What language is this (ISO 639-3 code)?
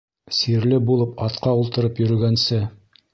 bak